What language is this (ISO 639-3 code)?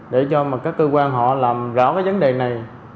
vie